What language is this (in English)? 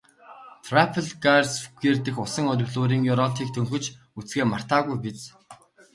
Mongolian